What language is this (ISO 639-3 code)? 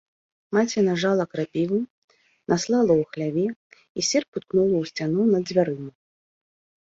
bel